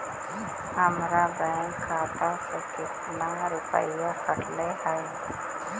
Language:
Magahi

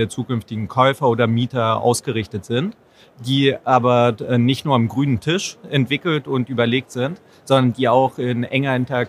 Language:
German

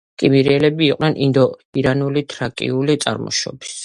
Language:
Georgian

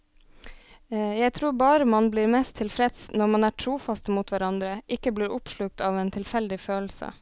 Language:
Norwegian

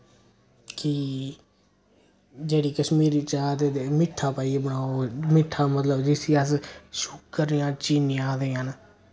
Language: Dogri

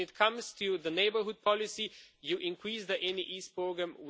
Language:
English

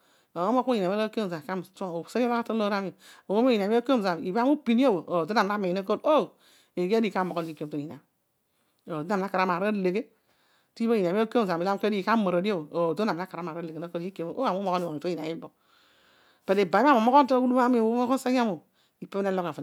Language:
Odual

